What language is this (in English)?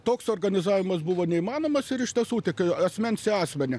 Lithuanian